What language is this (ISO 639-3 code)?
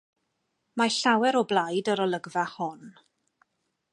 cym